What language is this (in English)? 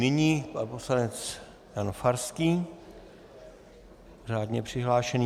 Czech